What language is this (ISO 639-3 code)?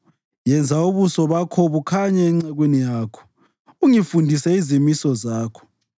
nde